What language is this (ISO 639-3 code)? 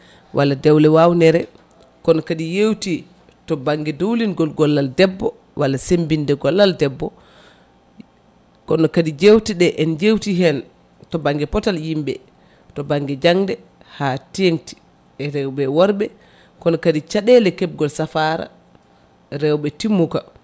ful